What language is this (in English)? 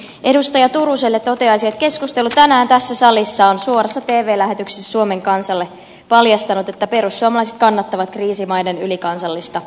Finnish